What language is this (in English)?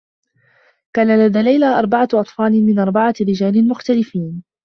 Arabic